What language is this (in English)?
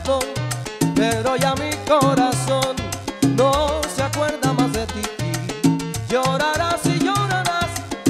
Romanian